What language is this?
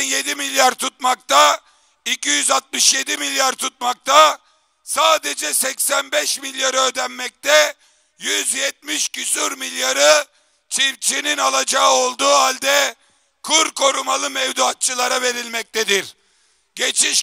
Turkish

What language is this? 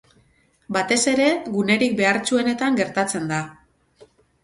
Basque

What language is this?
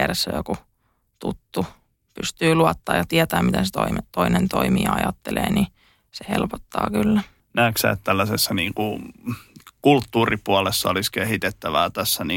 Finnish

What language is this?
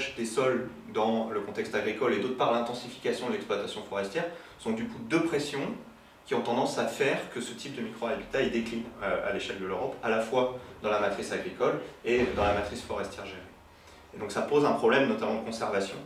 French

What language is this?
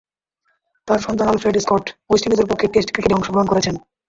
Bangla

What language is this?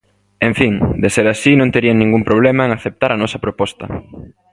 Galician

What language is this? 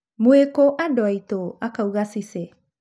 Kikuyu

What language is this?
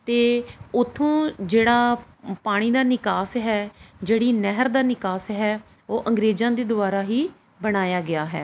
Punjabi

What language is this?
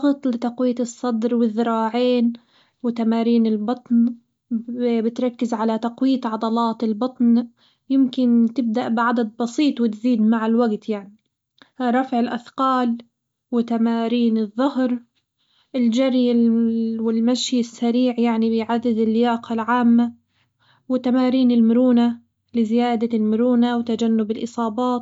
Hijazi Arabic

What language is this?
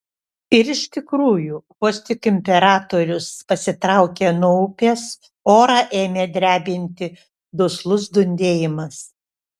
Lithuanian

